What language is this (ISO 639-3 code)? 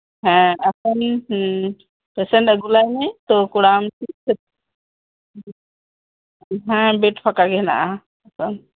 sat